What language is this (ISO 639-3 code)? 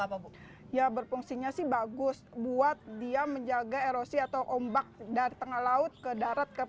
ind